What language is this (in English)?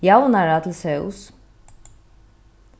Faroese